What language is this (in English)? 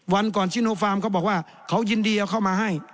Thai